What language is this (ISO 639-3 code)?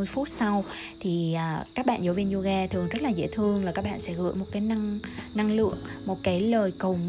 vie